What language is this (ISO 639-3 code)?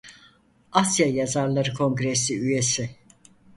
tur